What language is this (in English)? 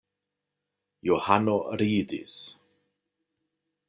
Esperanto